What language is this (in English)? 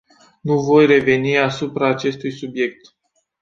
Romanian